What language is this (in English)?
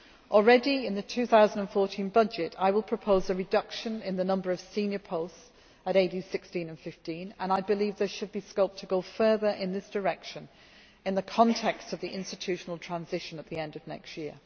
English